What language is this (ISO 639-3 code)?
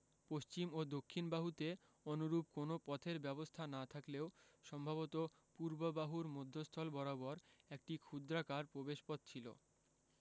ben